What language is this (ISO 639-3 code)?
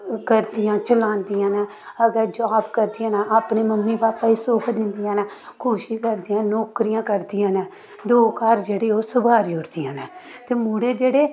doi